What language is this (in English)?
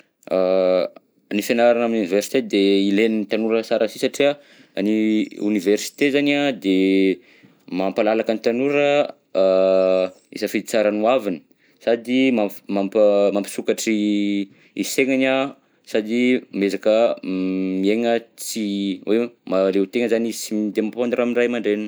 Southern Betsimisaraka Malagasy